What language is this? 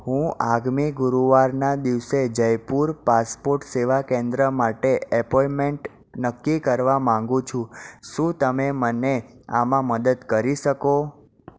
Gujarati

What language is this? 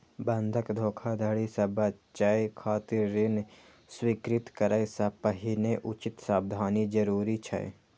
Maithili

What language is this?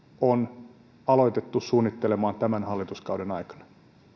Finnish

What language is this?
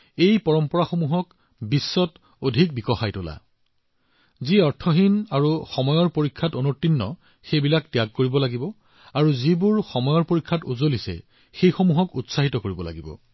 Assamese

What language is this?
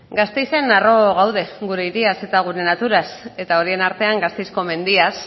Basque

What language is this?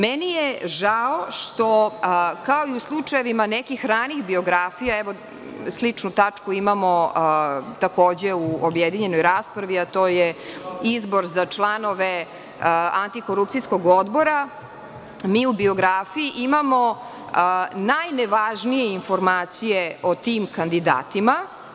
Serbian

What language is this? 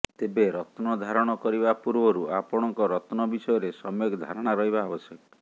Odia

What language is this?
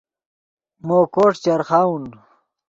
Yidgha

